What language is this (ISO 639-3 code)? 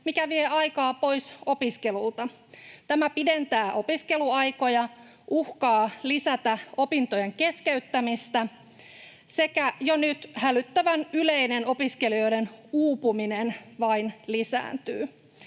fin